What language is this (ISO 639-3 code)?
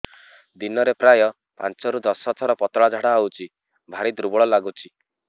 ori